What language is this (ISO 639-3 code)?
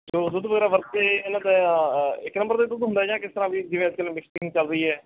pan